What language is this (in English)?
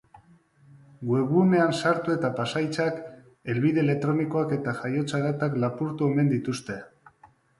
Basque